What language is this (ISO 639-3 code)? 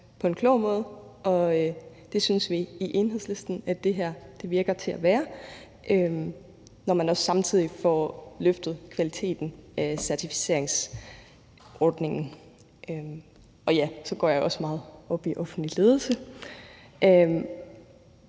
dan